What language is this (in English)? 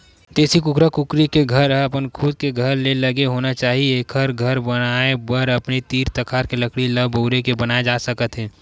Chhattisgarhi